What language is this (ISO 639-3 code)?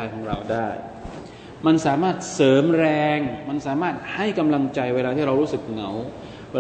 tha